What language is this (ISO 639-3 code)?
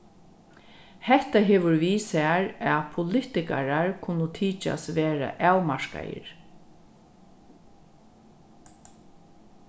fao